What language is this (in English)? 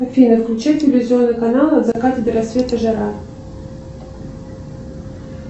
Russian